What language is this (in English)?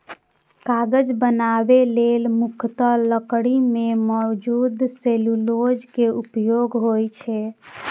Maithili